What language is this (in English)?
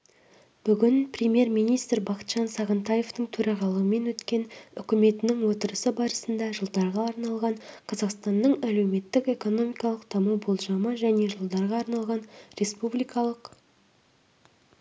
Kazakh